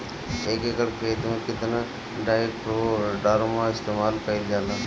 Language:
Bhojpuri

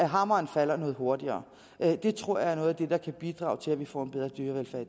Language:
Danish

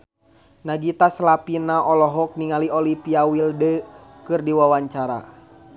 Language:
Sundanese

